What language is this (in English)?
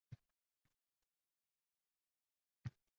Uzbek